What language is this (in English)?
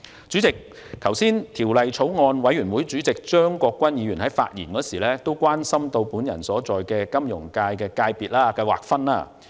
Cantonese